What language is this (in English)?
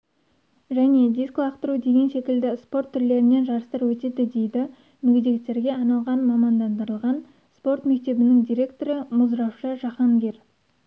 Kazakh